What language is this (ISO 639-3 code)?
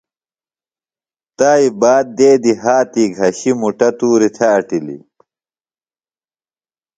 phl